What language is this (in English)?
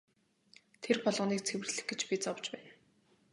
Mongolian